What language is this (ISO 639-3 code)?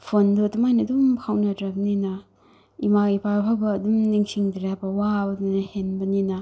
mni